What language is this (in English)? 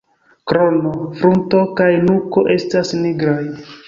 Esperanto